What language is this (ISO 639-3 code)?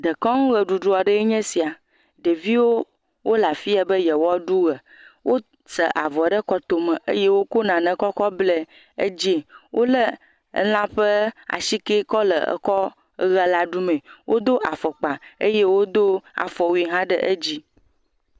ewe